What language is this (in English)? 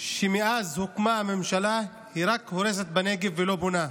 Hebrew